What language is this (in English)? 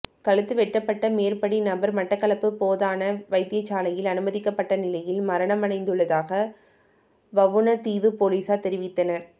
Tamil